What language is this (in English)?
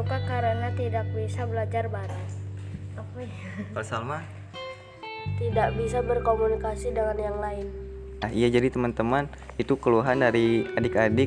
Indonesian